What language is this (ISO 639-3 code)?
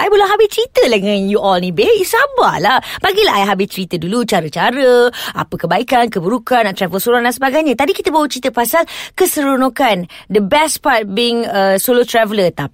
msa